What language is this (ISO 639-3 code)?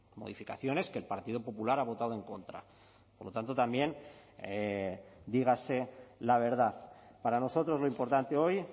spa